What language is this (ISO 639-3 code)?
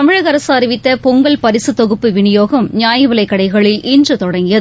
tam